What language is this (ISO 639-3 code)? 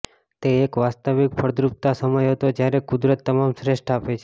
guj